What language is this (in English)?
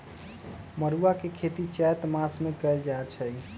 Magahi